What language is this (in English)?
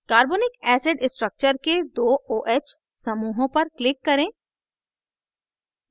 Hindi